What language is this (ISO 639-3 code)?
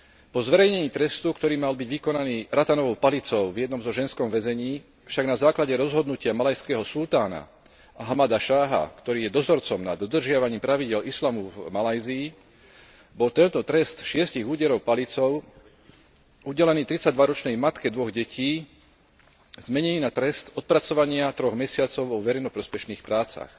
slk